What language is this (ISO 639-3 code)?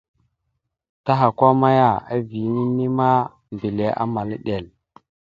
mxu